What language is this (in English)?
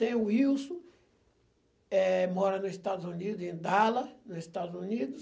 Portuguese